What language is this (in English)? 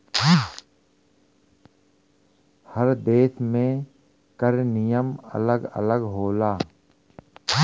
Bhojpuri